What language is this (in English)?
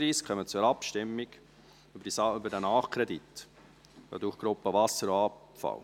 Swiss German